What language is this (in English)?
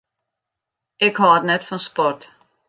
Western Frisian